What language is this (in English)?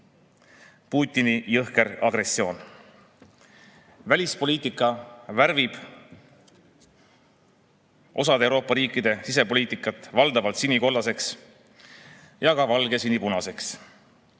Estonian